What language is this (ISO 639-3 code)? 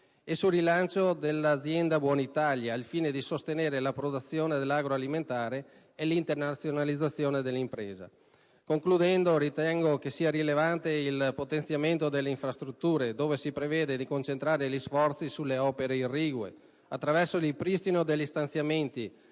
ita